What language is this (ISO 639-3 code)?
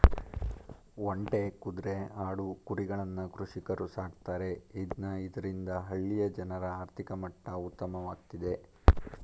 kan